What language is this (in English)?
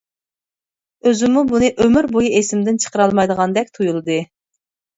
Uyghur